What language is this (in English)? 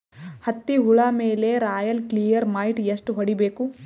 Kannada